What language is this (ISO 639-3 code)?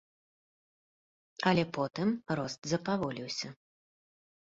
bel